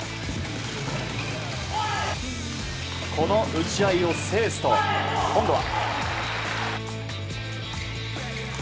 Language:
Japanese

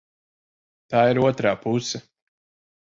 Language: Latvian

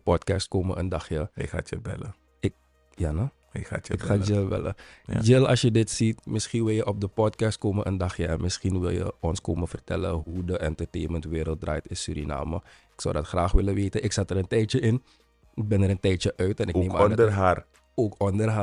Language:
Dutch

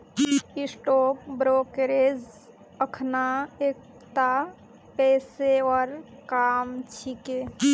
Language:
Magahi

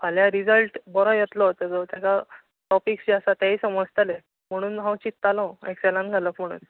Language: Konkani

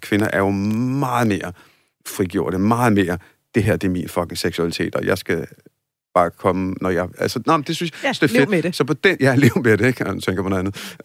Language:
Danish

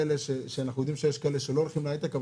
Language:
Hebrew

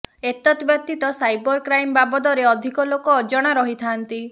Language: Odia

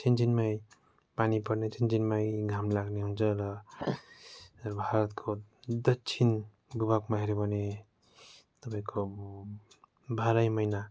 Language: Nepali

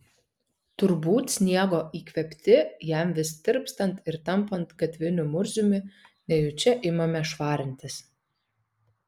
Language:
Lithuanian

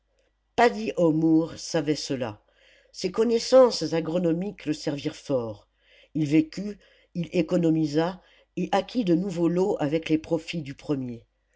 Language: French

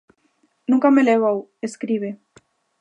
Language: Galician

